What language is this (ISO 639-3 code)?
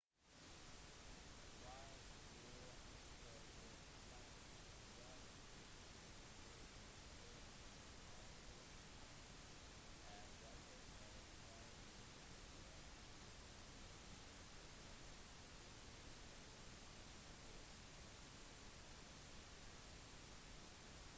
nob